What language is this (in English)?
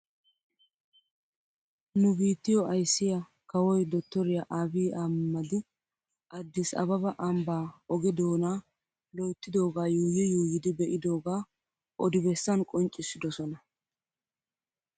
Wolaytta